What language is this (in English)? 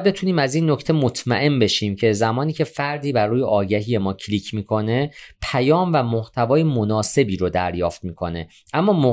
Persian